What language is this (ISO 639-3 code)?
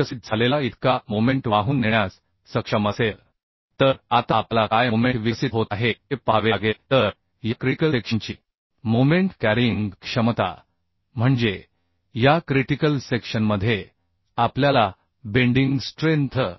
mar